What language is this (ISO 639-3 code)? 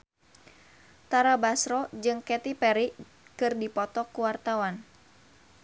sun